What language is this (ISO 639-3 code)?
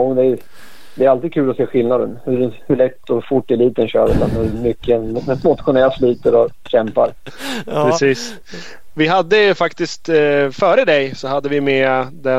swe